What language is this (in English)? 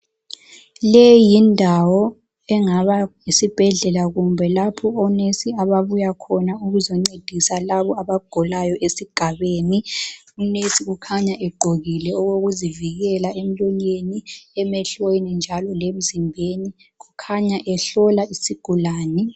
North Ndebele